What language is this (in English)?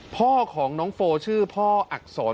Thai